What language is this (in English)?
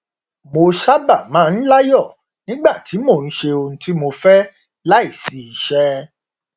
Yoruba